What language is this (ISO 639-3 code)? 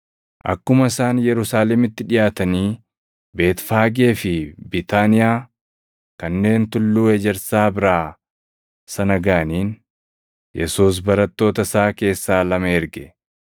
orm